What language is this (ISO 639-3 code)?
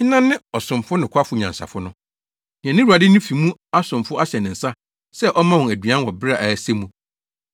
aka